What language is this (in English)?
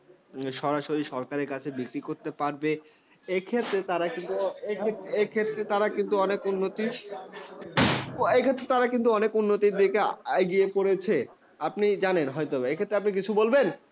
Bangla